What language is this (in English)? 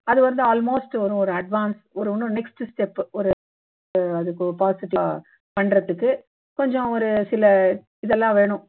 Tamil